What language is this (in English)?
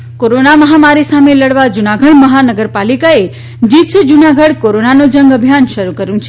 Gujarati